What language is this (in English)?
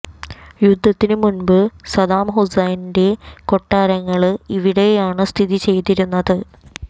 Malayalam